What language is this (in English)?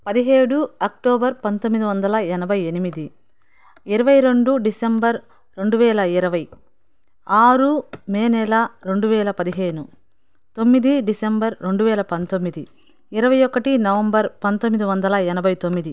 Telugu